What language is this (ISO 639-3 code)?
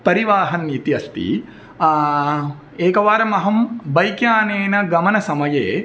san